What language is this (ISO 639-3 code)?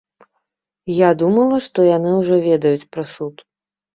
bel